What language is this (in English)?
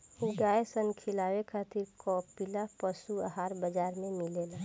Bhojpuri